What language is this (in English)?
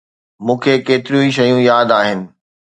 Sindhi